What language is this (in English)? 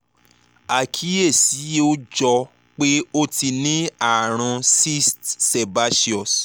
Yoruba